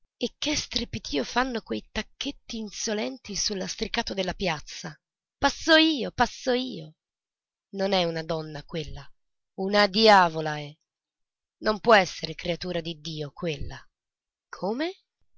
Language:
Italian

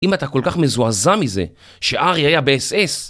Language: Hebrew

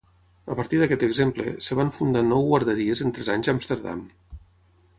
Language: Catalan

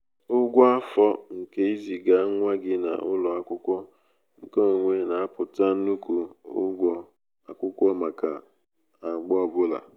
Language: Igbo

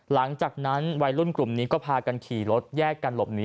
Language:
Thai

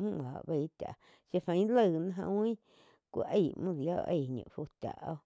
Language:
Quiotepec Chinantec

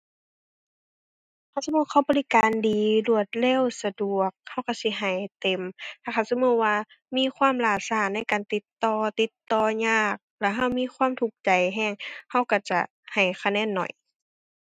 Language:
Thai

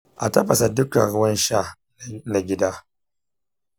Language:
Hausa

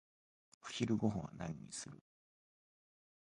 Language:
Japanese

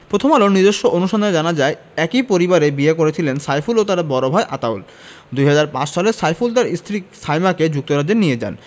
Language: Bangla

